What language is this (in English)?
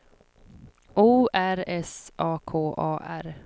Swedish